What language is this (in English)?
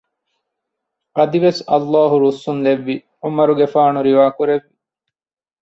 Divehi